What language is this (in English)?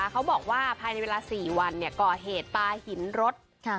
Thai